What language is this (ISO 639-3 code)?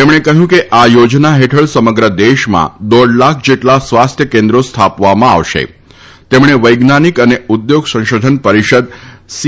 guj